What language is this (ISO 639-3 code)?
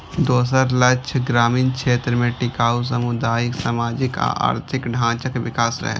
mai